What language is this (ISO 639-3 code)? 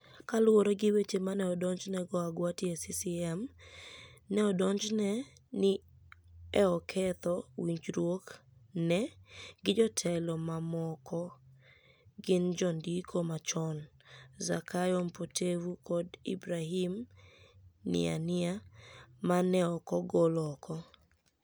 luo